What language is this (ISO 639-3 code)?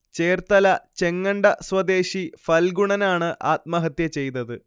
mal